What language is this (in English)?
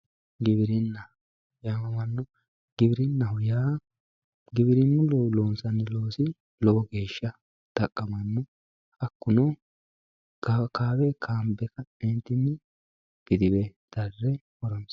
Sidamo